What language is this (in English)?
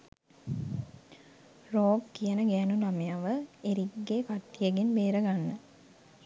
Sinhala